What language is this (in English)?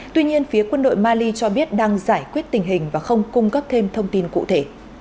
Vietnamese